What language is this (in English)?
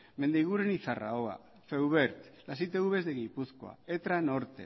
Spanish